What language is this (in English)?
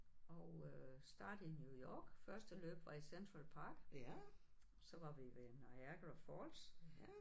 Danish